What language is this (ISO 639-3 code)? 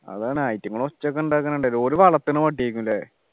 mal